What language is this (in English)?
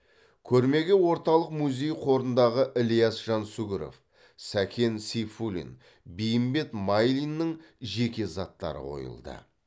Kazakh